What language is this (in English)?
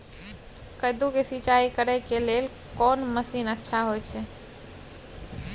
Maithili